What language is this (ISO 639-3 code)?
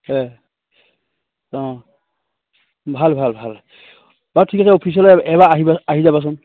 asm